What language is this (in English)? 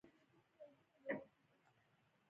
Pashto